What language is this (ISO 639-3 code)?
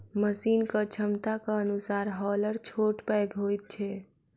mai